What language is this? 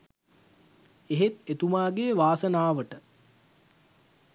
Sinhala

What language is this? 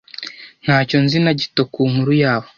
Kinyarwanda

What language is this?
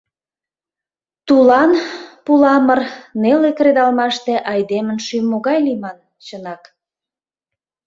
Mari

